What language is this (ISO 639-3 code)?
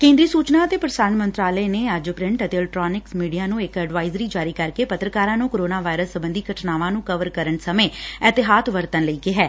pan